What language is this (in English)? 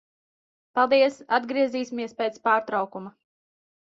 Latvian